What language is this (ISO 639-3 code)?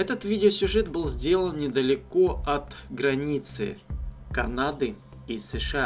rus